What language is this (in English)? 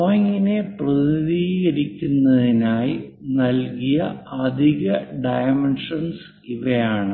Malayalam